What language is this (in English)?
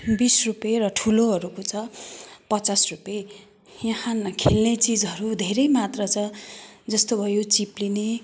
Nepali